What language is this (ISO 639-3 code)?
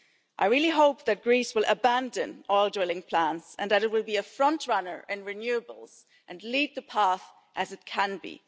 eng